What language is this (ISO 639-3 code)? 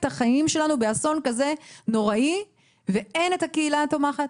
heb